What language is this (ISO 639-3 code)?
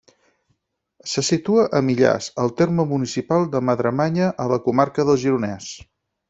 cat